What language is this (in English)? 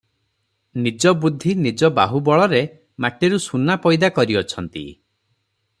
Odia